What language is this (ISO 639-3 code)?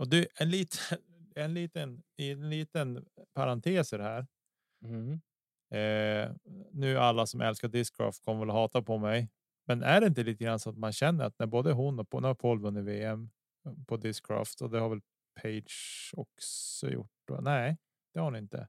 swe